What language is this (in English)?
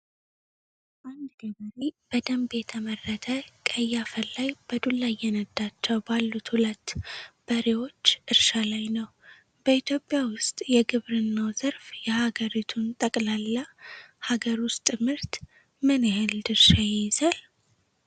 Amharic